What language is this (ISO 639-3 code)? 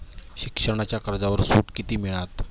mar